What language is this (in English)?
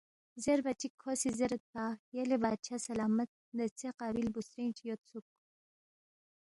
Balti